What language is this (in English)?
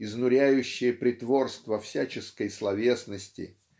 Russian